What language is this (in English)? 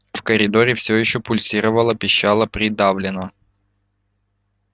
Russian